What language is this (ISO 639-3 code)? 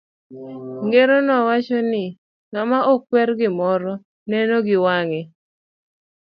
luo